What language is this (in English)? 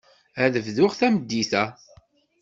Kabyle